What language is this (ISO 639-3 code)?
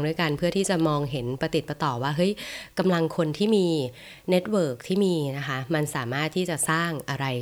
tha